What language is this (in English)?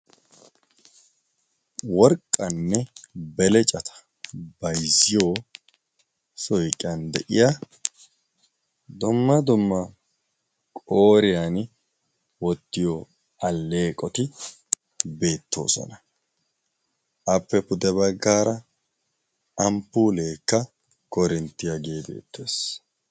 Wolaytta